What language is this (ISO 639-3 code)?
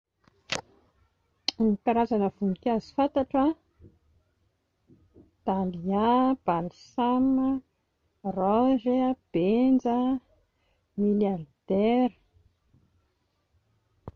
mlg